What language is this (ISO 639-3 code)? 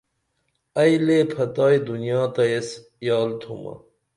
dml